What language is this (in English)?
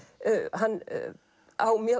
Icelandic